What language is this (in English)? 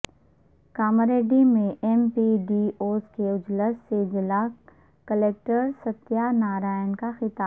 Urdu